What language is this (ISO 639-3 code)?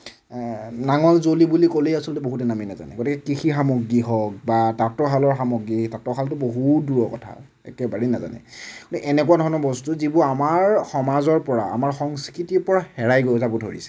asm